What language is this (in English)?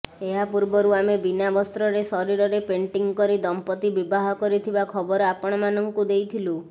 Odia